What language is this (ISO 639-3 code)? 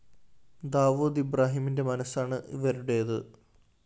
mal